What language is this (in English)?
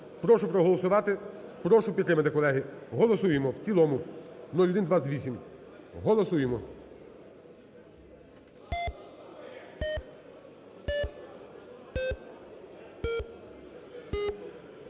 Ukrainian